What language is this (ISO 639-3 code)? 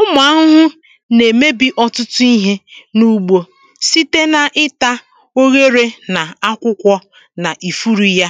ibo